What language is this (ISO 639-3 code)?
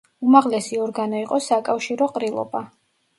kat